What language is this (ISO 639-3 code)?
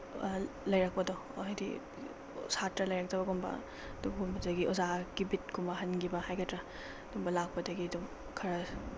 mni